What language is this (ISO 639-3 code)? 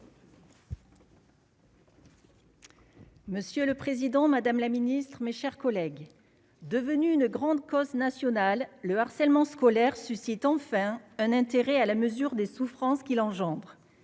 fra